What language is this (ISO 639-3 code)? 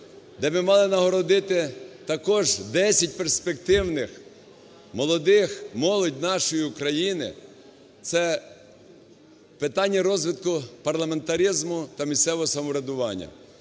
ukr